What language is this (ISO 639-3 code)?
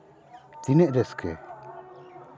sat